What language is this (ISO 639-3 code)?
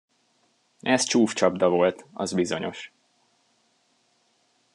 hun